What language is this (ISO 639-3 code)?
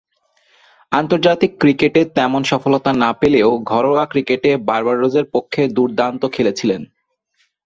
ben